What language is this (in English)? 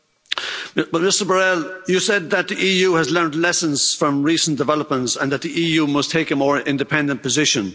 English